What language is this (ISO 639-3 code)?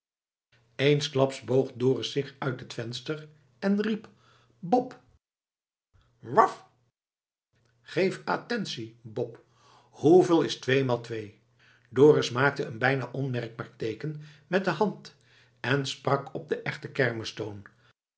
nld